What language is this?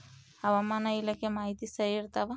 Kannada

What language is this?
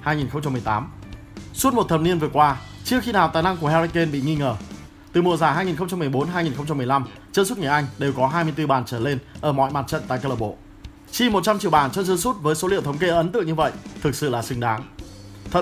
Vietnamese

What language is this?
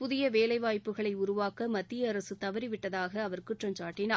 Tamil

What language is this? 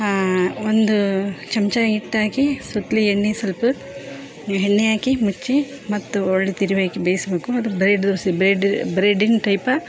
Kannada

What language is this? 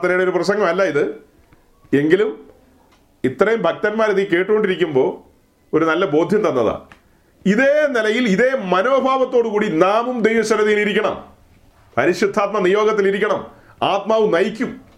Malayalam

